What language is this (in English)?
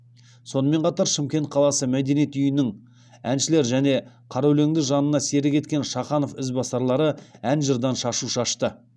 Kazakh